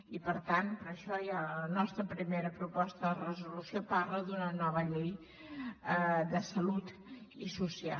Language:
Catalan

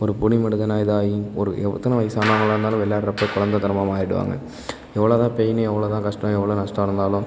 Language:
Tamil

